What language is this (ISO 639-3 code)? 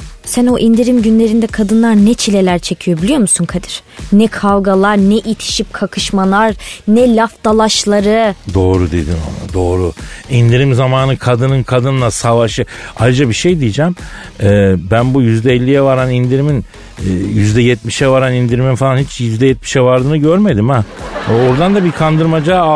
tur